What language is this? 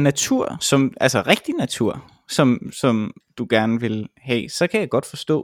Danish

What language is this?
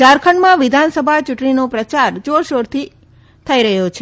Gujarati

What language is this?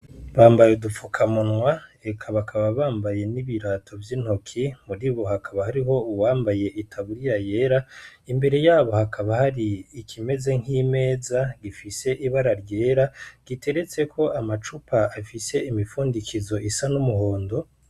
Rundi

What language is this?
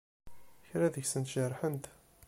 Kabyle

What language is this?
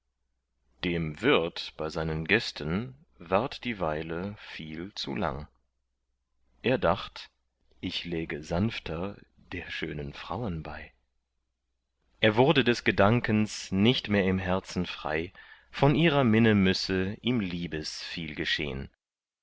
German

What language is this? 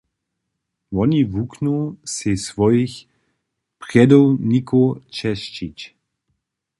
Upper Sorbian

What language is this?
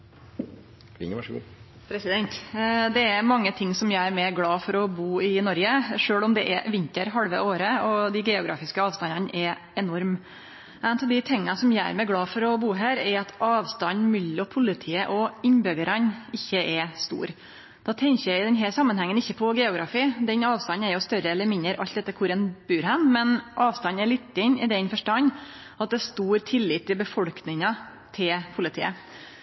Norwegian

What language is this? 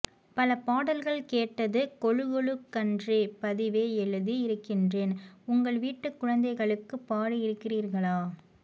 Tamil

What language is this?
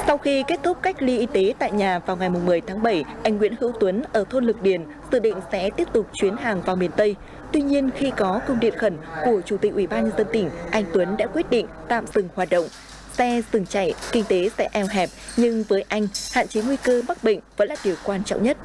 Vietnamese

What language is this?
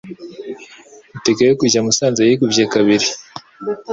Kinyarwanda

